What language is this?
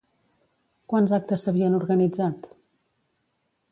Catalan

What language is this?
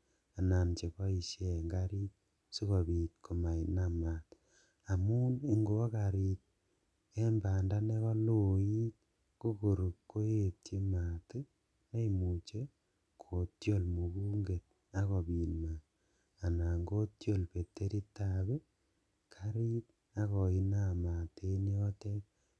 Kalenjin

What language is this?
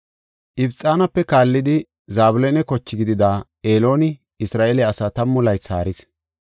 Gofa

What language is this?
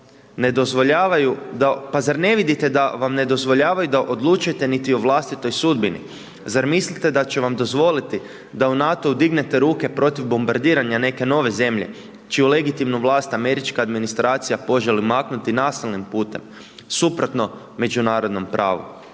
Croatian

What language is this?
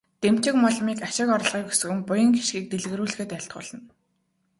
Mongolian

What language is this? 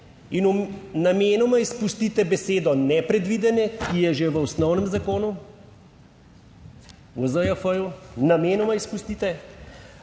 Slovenian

